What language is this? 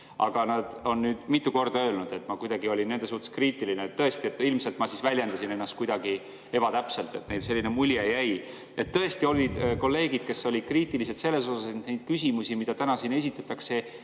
Estonian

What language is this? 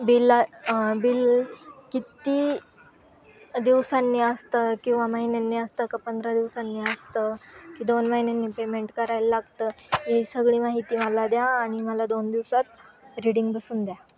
Marathi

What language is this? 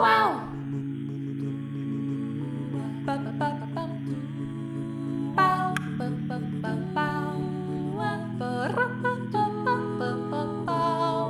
Hungarian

